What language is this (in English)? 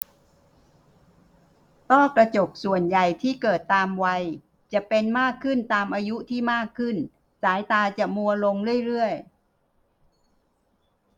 Thai